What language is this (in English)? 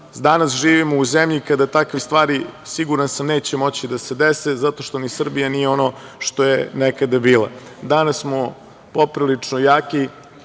Serbian